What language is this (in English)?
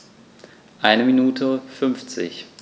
German